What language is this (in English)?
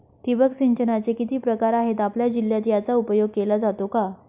Marathi